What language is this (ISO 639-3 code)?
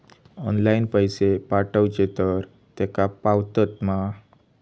mar